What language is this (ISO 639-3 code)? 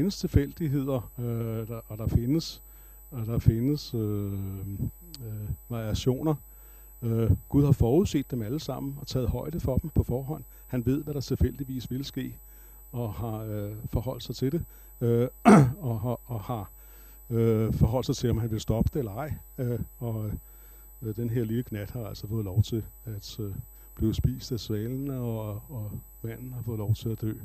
dan